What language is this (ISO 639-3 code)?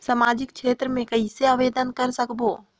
hne